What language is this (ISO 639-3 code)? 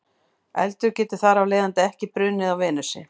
isl